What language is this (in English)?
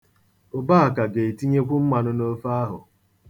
Igbo